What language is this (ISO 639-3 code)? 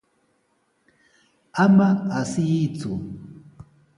qws